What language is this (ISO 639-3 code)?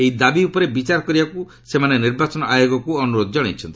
ori